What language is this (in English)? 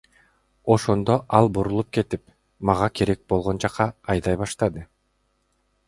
Kyrgyz